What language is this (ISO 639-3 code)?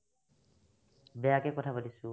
asm